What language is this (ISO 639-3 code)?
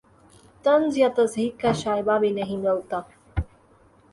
urd